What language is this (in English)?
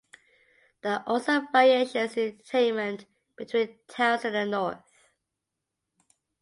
English